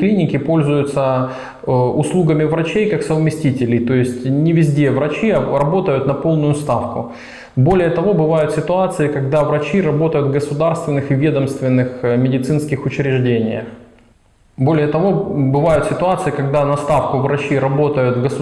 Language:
Russian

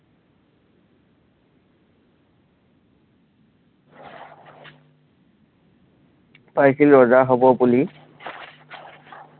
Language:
Assamese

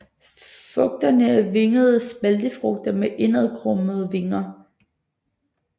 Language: Danish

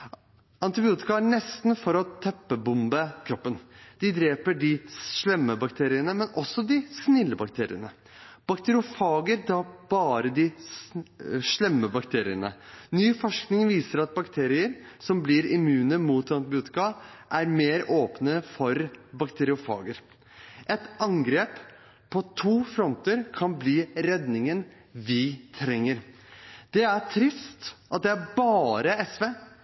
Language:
Norwegian Bokmål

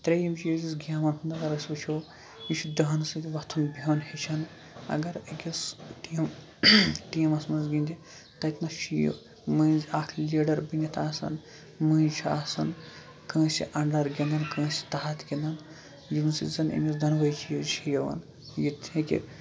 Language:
Kashmiri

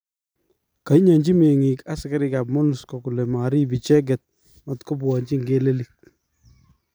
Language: Kalenjin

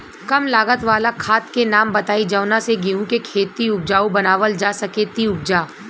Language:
Bhojpuri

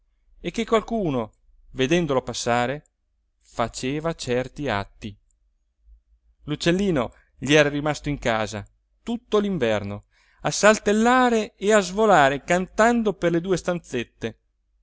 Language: Italian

